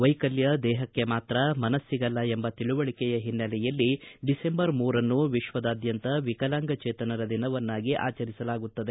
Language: Kannada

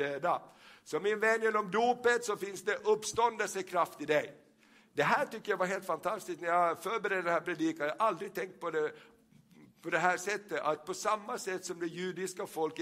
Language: Swedish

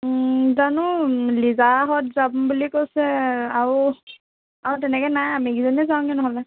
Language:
Assamese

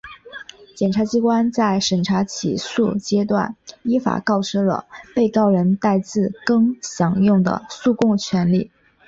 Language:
Chinese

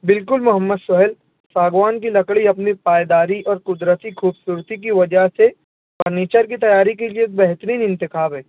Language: Urdu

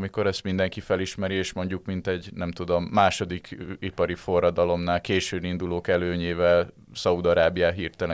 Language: Hungarian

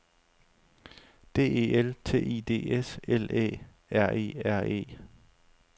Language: Danish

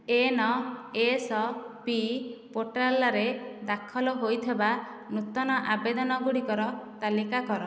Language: Odia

